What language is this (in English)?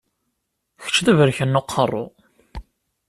Kabyle